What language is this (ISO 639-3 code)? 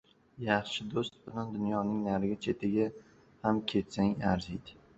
uzb